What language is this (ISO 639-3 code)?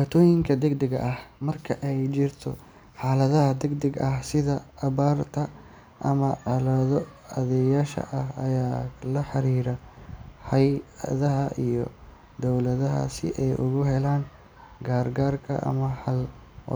som